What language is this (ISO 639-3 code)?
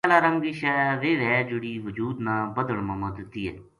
gju